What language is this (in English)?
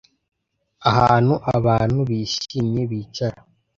Kinyarwanda